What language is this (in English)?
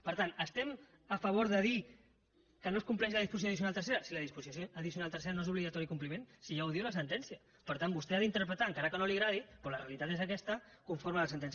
Catalan